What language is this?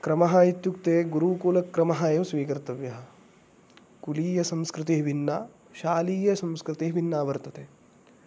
Sanskrit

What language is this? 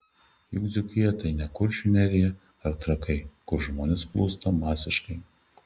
Lithuanian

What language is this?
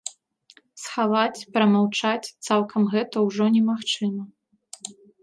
Belarusian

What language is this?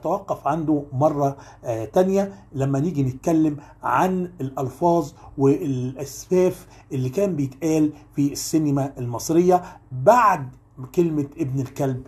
Arabic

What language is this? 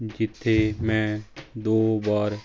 Punjabi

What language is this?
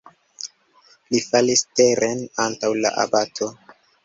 Esperanto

